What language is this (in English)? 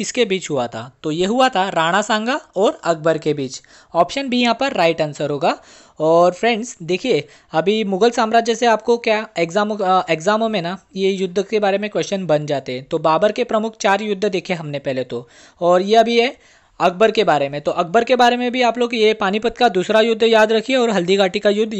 Hindi